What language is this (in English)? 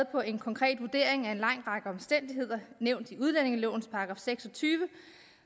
Danish